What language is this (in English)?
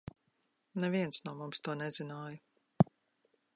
Latvian